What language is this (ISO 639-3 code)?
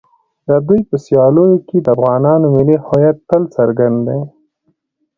pus